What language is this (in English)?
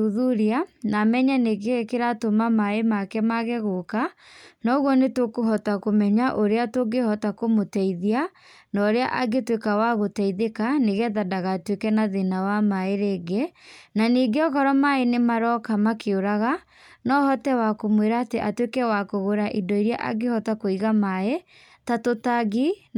Kikuyu